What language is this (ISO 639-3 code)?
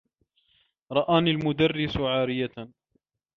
ara